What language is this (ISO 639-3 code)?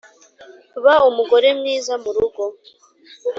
kin